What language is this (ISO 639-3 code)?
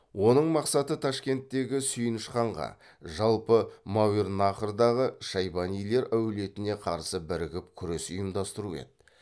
kaz